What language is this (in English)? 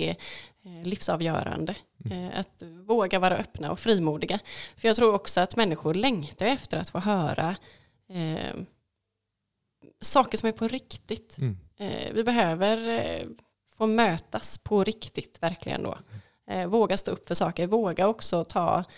Swedish